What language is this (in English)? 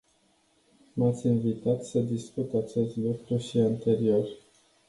Romanian